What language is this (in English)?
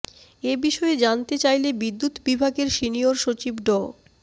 Bangla